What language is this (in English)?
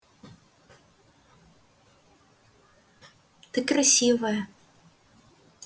Russian